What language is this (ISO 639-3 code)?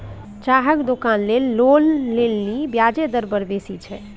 mai